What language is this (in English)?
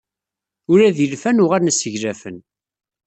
Kabyle